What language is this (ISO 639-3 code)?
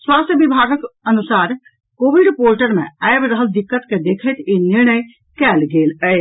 mai